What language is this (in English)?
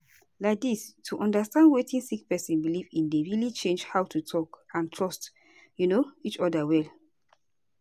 Nigerian Pidgin